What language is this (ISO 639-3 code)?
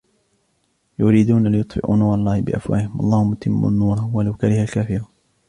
ara